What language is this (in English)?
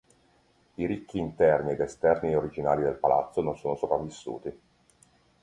Italian